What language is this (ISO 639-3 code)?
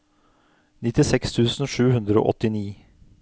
nor